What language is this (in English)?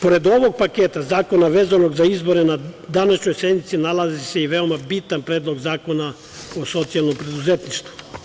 Serbian